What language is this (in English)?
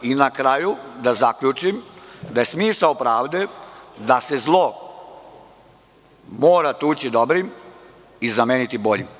Serbian